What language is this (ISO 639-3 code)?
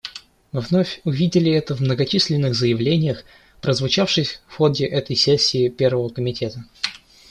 rus